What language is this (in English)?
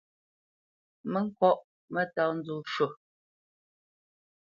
Bamenyam